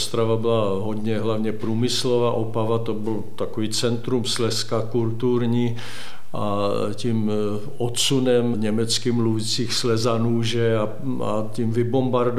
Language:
Czech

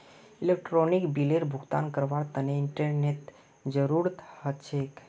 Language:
Magahi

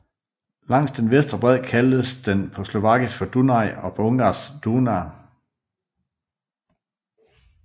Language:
Danish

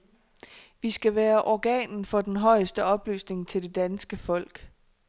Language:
Danish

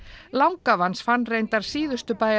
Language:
Icelandic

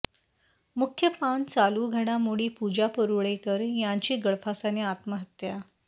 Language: Marathi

